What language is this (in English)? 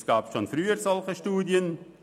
Swiss German